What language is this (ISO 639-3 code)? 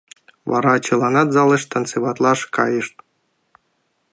chm